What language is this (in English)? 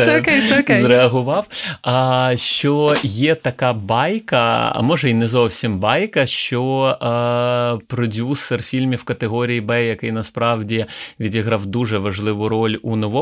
Ukrainian